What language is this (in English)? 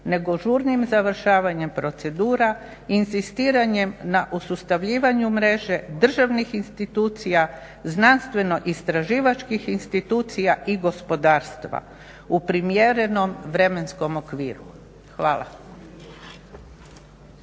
Croatian